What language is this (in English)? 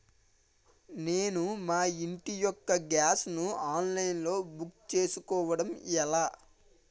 Telugu